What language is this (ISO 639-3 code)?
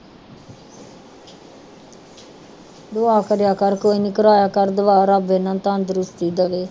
pan